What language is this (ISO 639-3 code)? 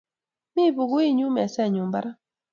kln